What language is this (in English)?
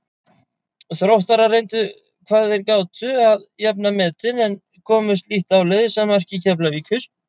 Icelandic